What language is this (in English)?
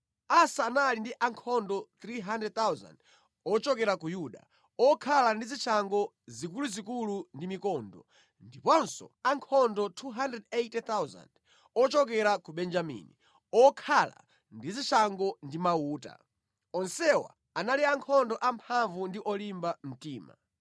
Nyanja